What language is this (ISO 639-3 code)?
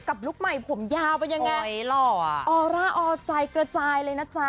tha